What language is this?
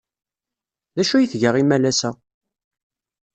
Kabyle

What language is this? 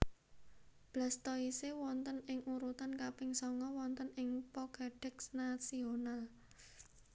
Javanese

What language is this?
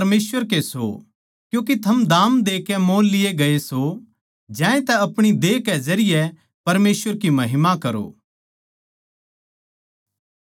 Haryanvi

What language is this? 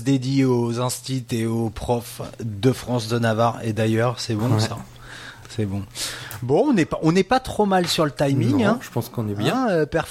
French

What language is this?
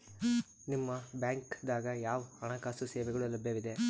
Kannada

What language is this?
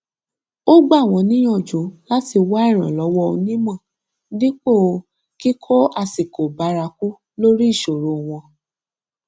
Yoruba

